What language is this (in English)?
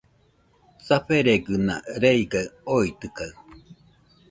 Nüpode Huitoto